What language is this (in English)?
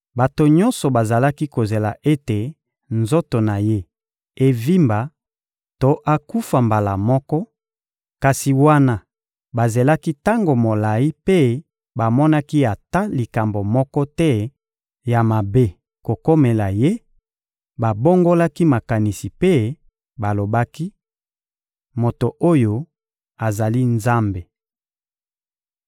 Lingala